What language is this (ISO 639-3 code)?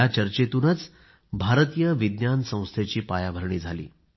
mar